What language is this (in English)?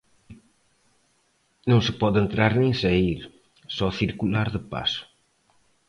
Galician